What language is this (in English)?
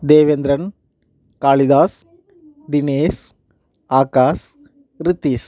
Tamil